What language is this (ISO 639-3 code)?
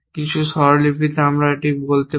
ben